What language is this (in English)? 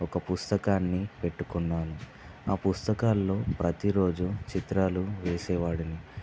Telugu